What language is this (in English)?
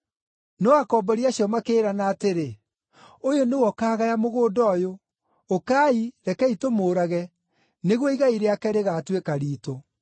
Kikuyu